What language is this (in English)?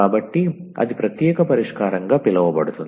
Telugu